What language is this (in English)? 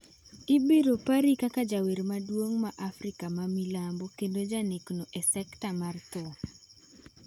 Luo (Kenya and Tanzania)